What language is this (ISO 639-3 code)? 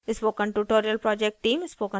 hin